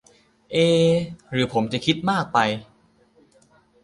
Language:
Thai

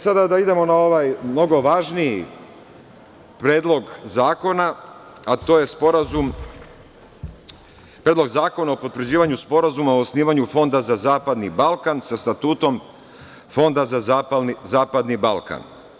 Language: Serbian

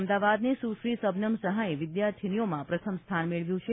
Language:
Gujarati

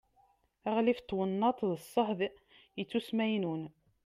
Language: Kabyle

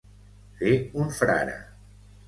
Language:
Catalan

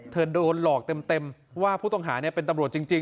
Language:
Thai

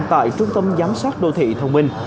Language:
Vietnamese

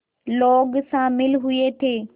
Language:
Hindi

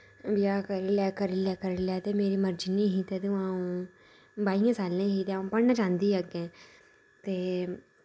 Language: Dogri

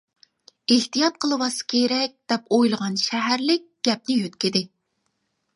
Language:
Uyghur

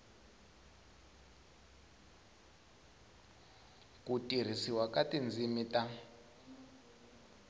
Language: Tsonga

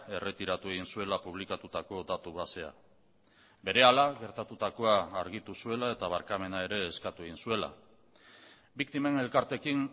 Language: Basque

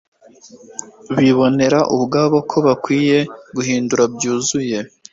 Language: Kinyarwanda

